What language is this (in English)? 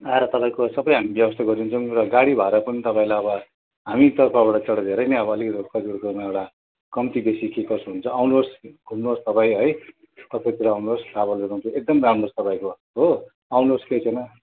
Nepali